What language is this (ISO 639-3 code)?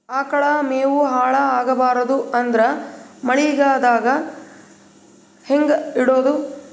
kan